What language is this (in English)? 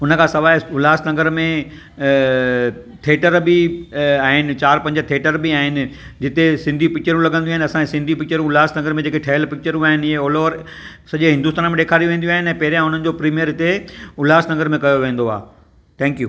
Sindhi